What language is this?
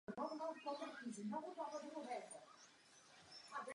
Czech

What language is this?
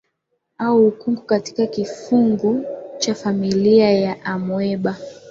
Swahili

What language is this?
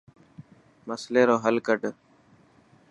Dhatki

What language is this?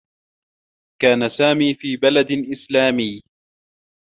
Arabic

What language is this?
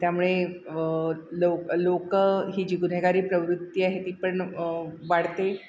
Marathi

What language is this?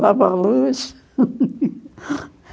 Portuguese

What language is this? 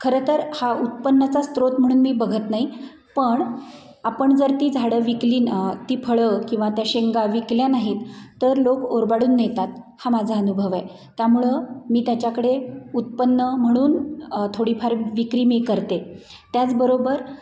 Marathi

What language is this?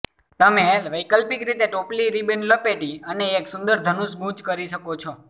Gujarati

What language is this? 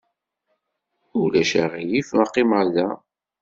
Kabyle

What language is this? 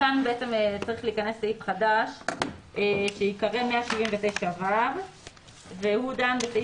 Hebrew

